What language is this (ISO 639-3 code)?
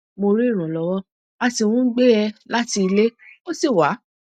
yor